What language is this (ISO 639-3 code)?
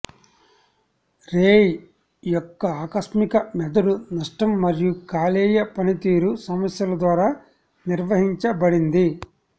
tel